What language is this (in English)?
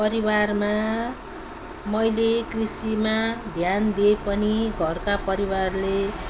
Nepali